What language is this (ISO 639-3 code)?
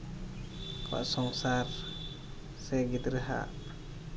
sat